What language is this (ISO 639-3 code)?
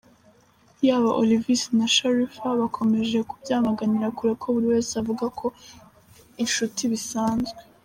kin